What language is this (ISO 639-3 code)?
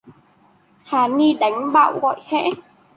vie